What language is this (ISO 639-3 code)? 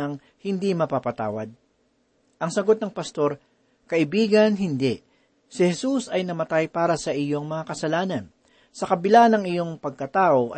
fil